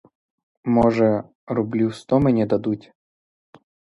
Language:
Ukrainian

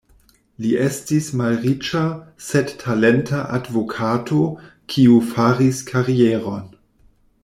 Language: Esperanto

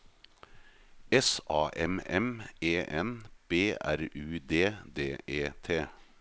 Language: Norwegian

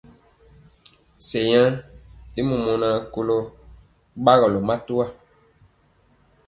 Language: Mpiemo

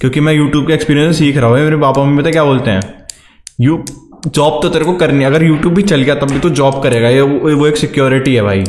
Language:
Hindi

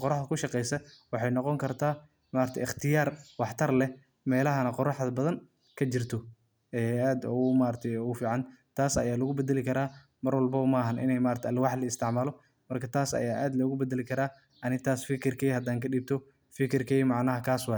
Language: Somali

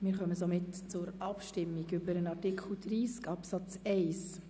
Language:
Swiss German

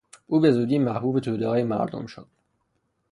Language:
Persian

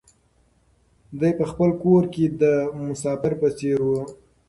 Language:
Pashto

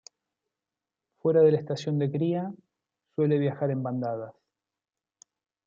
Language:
Spanish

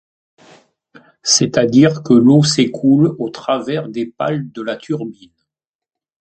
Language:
French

